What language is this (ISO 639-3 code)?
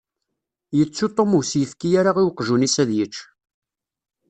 kab